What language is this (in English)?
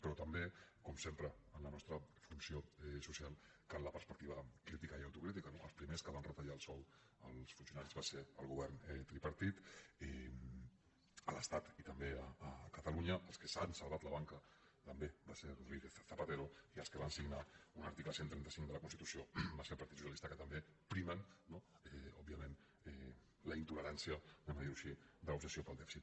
Catalan